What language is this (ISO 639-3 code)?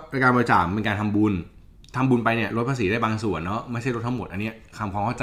tha